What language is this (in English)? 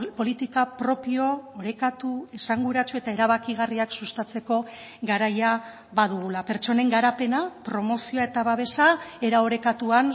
Basque